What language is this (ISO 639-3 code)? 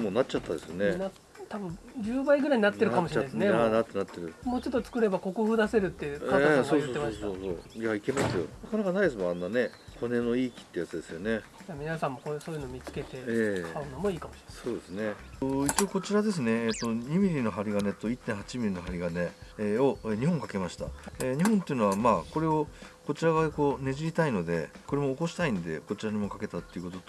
jpn